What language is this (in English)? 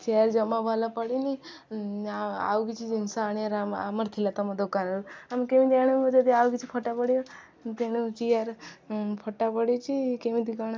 Odia